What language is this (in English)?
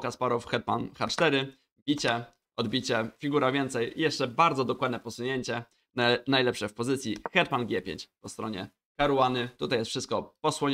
Polish